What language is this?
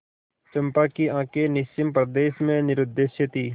Hindi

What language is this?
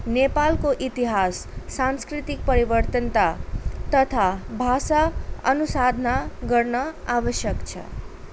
Nepali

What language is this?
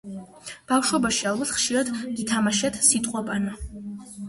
Georgian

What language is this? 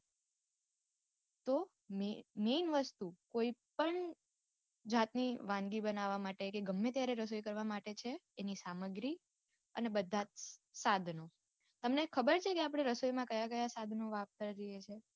Gujarati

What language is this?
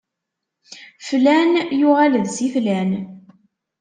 Kabyle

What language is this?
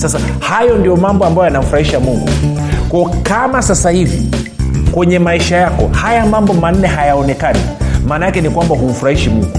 Swahili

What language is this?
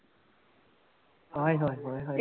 Punjabi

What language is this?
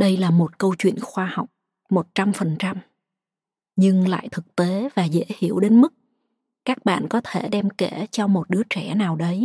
Vietnamese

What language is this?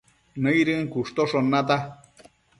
Matsés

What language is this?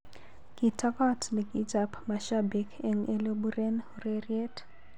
Kalenjin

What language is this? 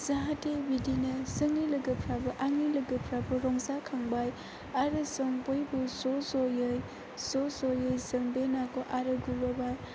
Bodo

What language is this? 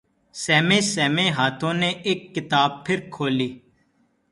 Urdu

